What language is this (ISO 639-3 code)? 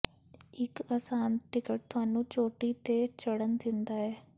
pan